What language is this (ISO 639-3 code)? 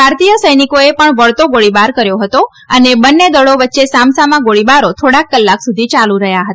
guj